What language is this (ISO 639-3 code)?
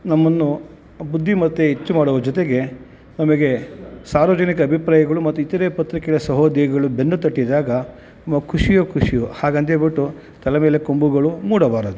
kan